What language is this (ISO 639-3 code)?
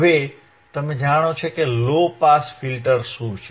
guj